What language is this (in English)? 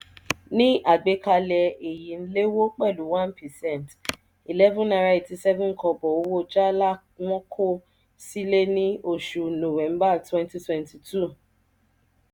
Yoruba